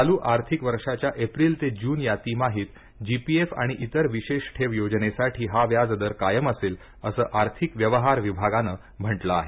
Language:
Marathi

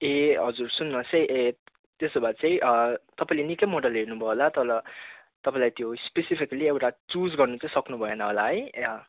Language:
Nepali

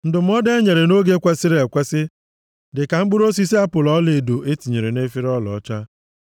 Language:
Igbo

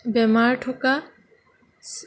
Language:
Assamese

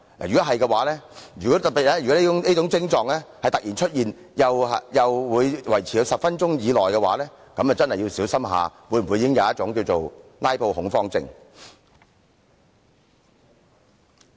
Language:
Cantonese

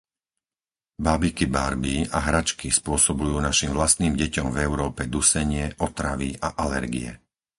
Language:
Slovak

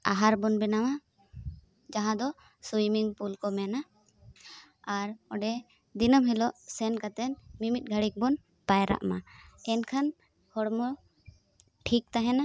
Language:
Santali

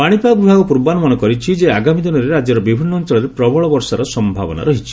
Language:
Odia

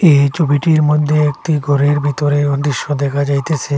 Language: Bangla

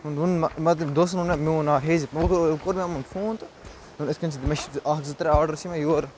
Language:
Kashmiri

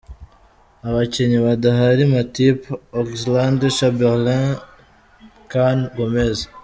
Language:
Kinyarwanda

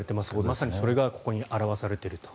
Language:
Japanese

